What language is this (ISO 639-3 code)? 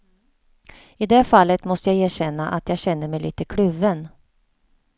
swe